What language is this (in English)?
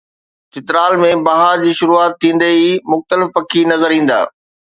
Sindhi